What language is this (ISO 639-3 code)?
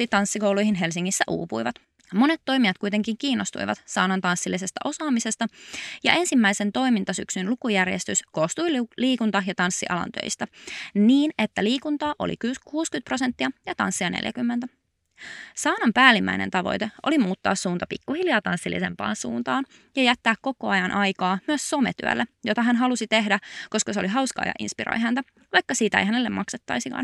fin